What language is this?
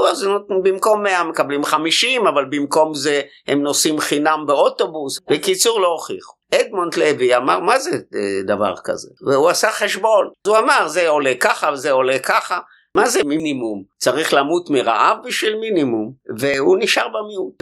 Hebrew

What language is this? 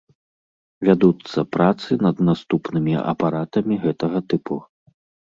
Belarusian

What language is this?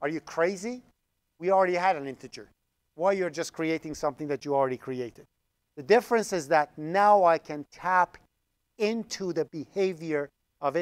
English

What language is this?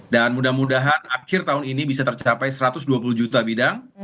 Indonesian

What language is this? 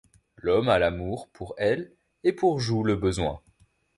French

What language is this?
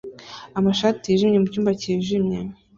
Kinyarwanda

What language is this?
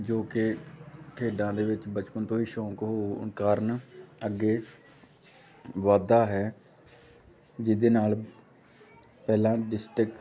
Punjabi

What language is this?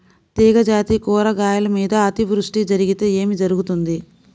Telugu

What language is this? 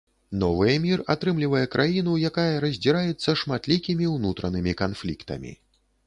Belarusian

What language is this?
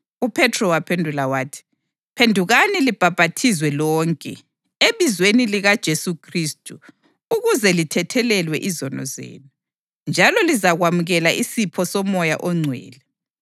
North Ndebele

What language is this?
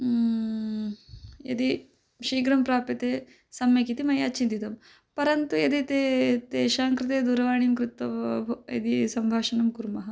Sanskrit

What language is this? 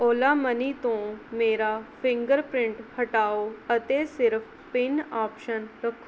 Punjabi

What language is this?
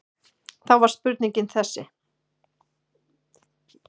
Icelandic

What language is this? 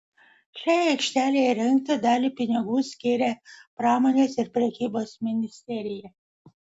Lithuanian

